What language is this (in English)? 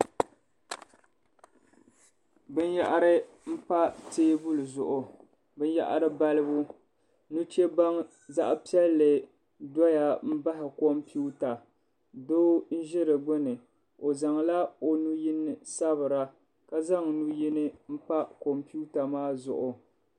Dagbani